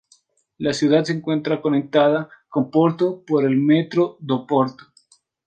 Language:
Spanish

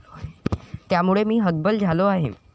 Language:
Marathi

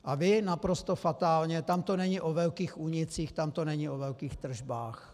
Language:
Czech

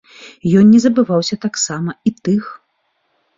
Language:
Belarusian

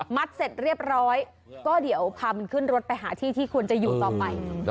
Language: Thai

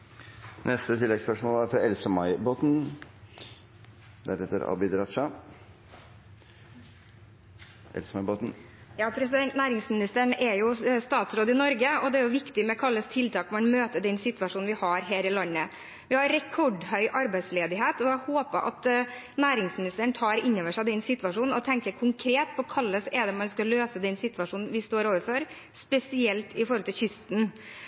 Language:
Norwegian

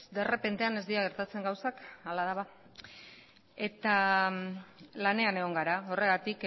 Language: Basque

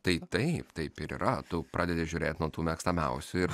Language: Lithuanian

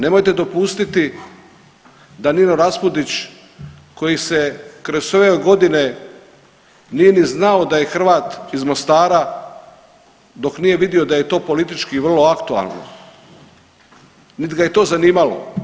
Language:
Croatian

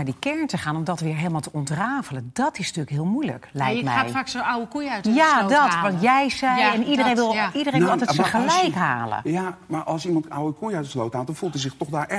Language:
Dutch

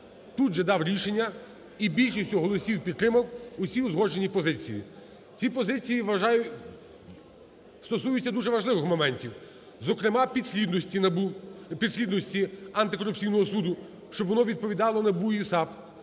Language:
Ukrainian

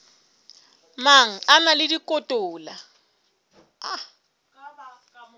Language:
Southern Sotho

